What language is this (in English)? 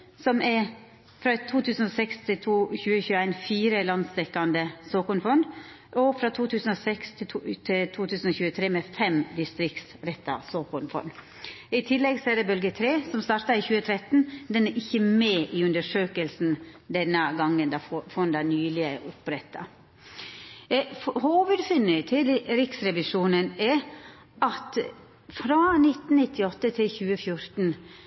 Norwegian Nynorsk